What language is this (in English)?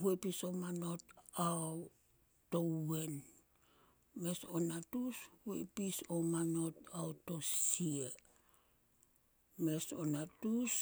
Solos